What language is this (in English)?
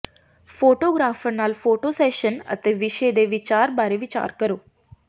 Punjabi